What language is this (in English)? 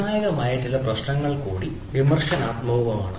Malayalam